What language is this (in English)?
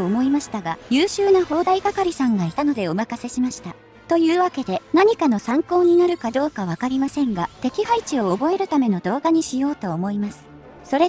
Japanese